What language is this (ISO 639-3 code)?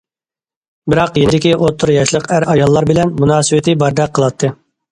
uig